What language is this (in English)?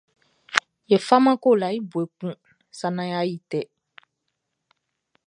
Baoulé